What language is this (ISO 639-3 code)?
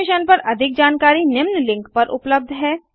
hin